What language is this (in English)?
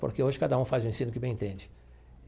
Portuguese